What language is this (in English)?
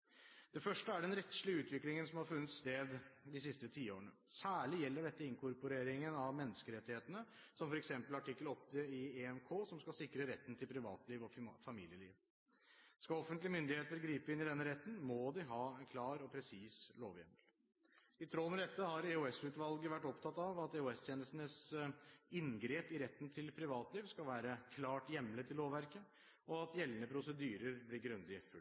Norwegian Bokmål